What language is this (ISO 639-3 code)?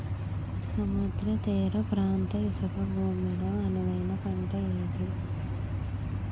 tel